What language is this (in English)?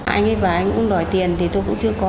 Vietnamese